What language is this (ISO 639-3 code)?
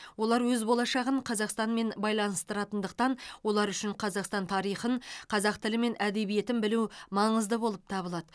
kaz